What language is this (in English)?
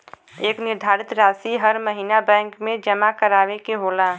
Bhojpuri